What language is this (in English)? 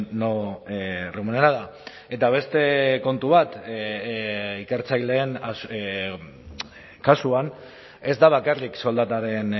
Basque